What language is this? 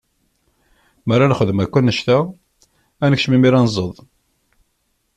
Kabyle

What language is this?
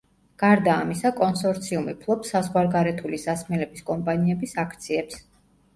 Georgian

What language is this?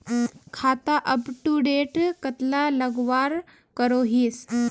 Magahi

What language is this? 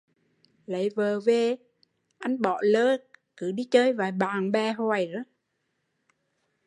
Vietnamese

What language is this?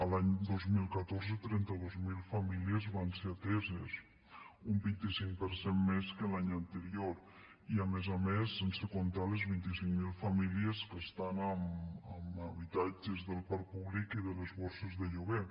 Catalan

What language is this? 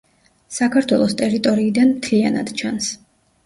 Georgian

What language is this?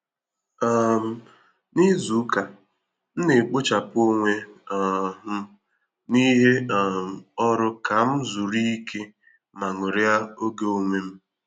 Igbo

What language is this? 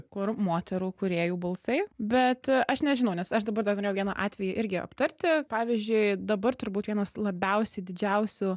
Lithuanian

